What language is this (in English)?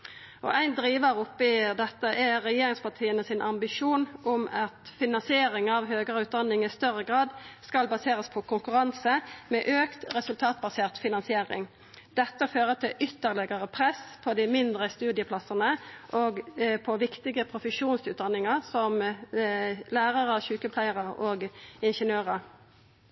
Norwegian Nynorsk